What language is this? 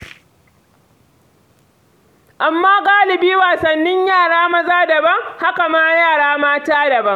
Hausa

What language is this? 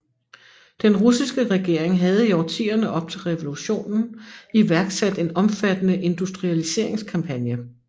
Danish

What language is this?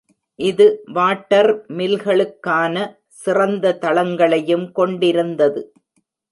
Tamil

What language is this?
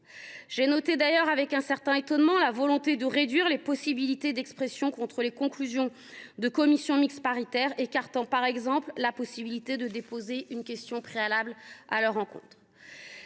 French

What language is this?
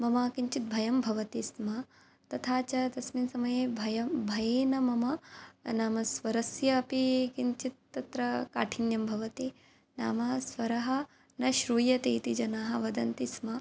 Sanskrit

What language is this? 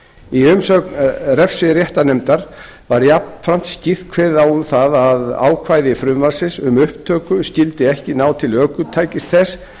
Icelandic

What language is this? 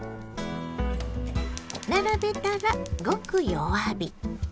Japanese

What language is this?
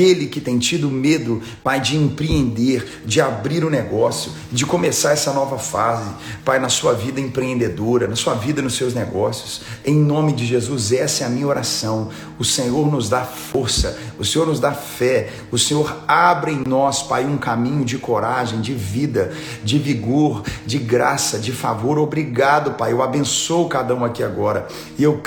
Portuguese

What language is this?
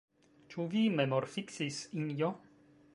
Esperanto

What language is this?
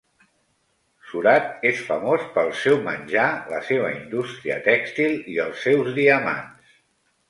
Catalan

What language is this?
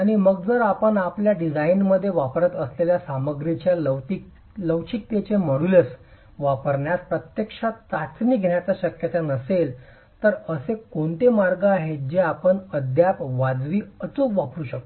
Marathi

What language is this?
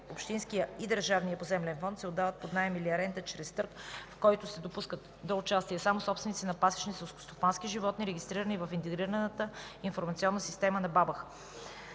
Bulgarian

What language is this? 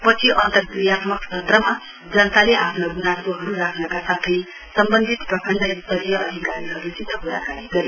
Nepali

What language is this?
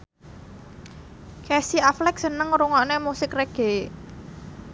Javanese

